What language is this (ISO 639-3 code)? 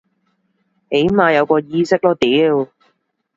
yue